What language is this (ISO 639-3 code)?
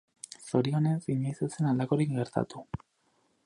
eus